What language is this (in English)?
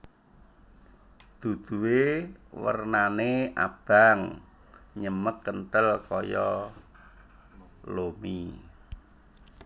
Javanese